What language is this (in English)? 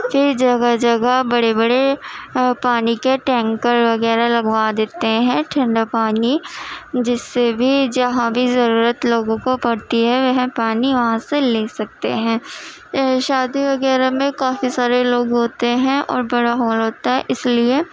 Urdu